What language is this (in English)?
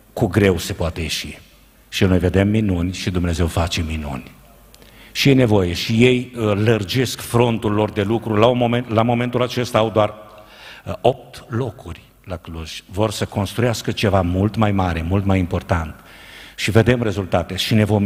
Romanian